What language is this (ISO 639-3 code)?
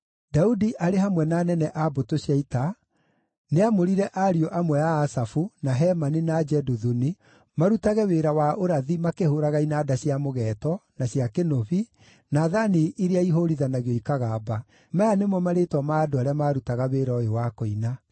kik